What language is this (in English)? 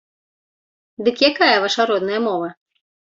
Belarusian